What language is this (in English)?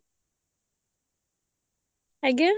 Odia